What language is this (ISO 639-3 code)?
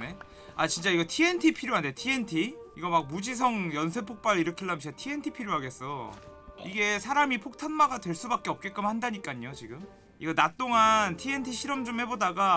kor